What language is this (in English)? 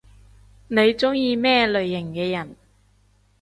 Cantonese